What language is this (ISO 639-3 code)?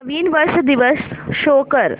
mar